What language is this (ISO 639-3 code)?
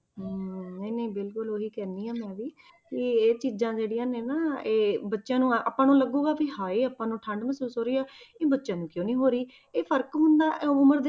pan